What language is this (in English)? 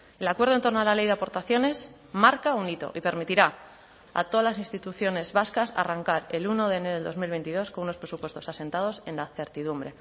Spanish